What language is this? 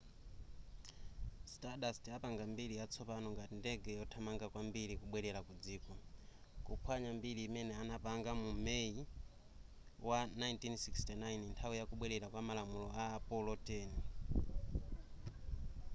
Nyanja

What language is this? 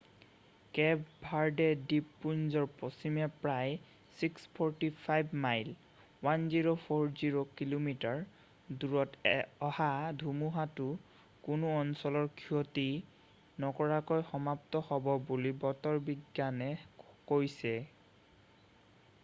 Assamese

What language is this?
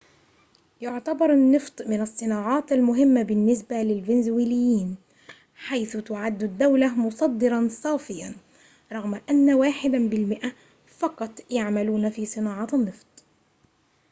Arabic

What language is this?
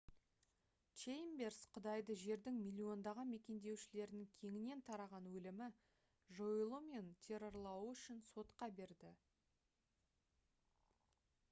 Kazakh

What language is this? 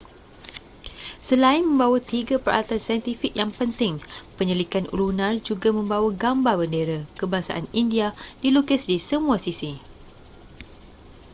Malay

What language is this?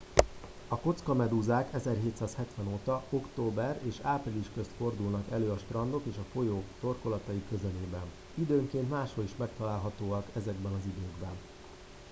Hungarian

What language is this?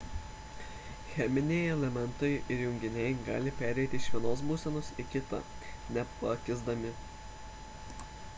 Lithuanian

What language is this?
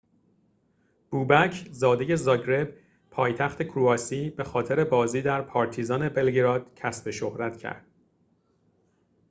Persian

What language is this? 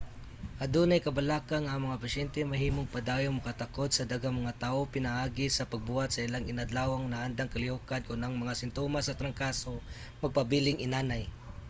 Cebuano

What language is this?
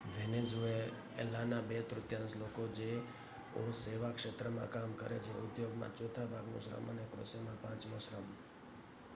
Gujarati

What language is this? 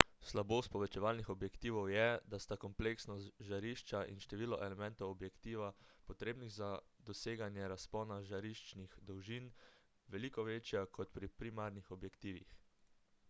Slovenian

